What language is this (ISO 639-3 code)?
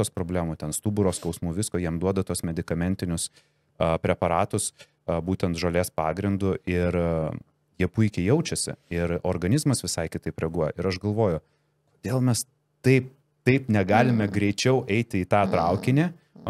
lit